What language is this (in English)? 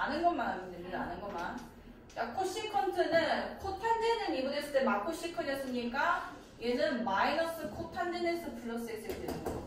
Korean